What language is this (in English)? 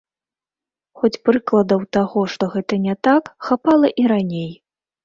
Belarusian